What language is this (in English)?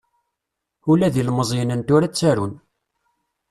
Kabyle